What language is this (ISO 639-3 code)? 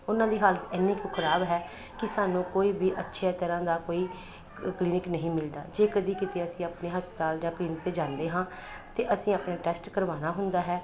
pan